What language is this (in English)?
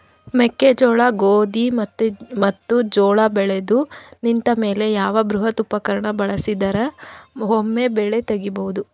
Kannada